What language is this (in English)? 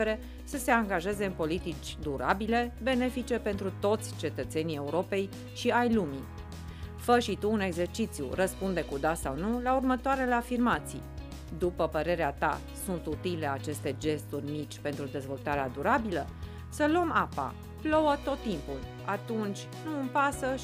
Romanian